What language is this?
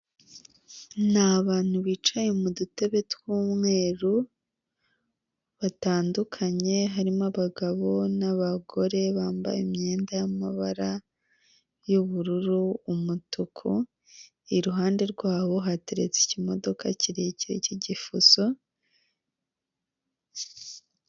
Kinyarwanda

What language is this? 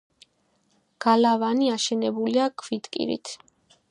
Georgian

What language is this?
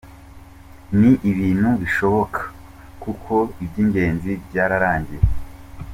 Kinyarwanda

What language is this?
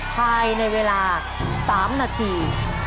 Thai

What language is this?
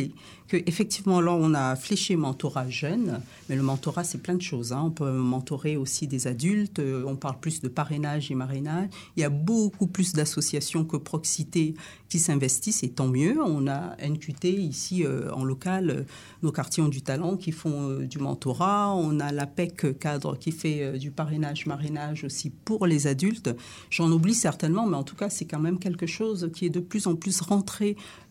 French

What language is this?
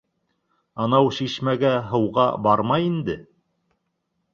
Bashkir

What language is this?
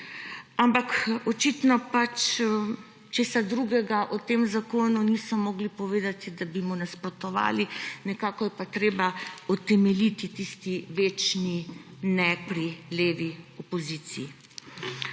Slovenian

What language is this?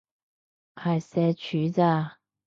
Cantonese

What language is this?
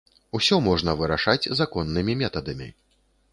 Belarusian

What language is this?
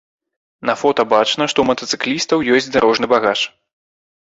Belarusian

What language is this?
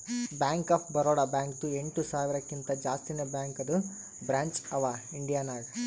Kannada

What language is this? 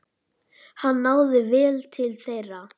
Icelandic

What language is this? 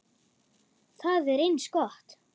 Icelandic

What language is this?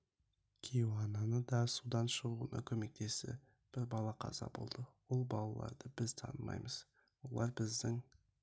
Kazakh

